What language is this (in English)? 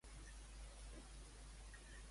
Catalan